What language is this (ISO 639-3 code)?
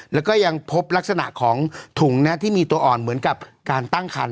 tha